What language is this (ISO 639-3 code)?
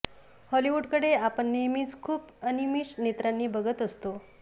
mar